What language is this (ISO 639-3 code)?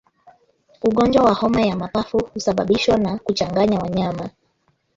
swa